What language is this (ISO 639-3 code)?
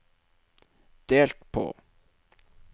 nor